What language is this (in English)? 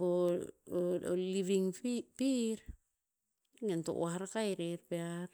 Tinputz